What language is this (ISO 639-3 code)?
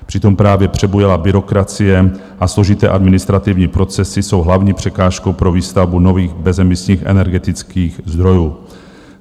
ces